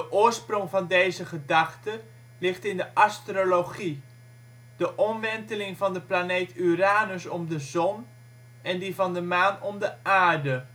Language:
Dutch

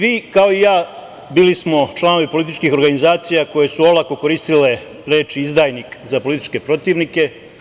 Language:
Serbian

